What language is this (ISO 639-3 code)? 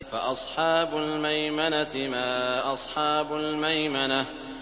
ara